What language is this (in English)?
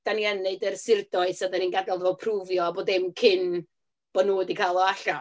Welsh